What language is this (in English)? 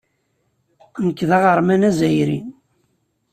Kabyle